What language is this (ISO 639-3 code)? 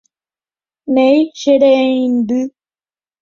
grn